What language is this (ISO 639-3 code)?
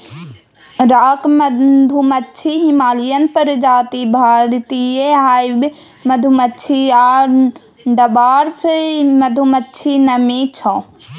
mai